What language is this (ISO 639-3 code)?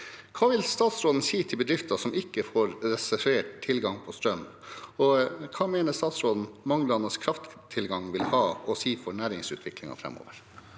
nor